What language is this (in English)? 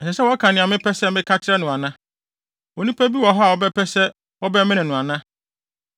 Akan